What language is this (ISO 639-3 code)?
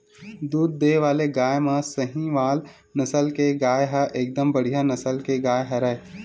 hne